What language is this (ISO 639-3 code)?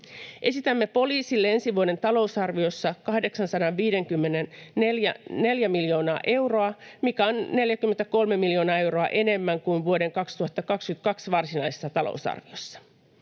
fin